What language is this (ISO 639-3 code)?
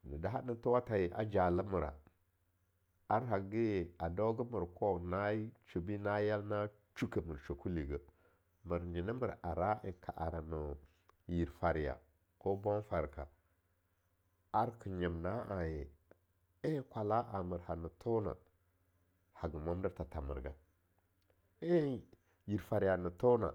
lnu